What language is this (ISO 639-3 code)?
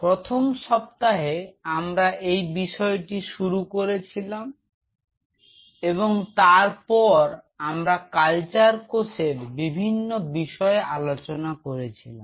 ben